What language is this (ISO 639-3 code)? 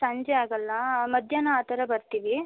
kan